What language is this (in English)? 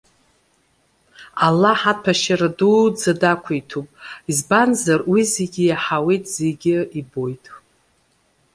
Abkhazian